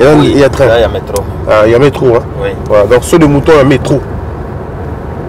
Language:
French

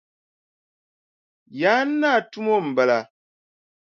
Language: Dagbani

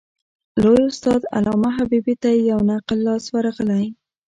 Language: Pashto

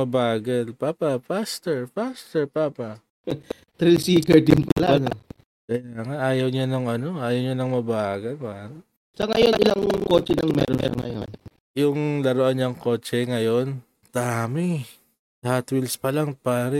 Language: Filipino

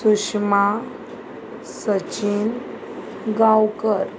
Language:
Konkani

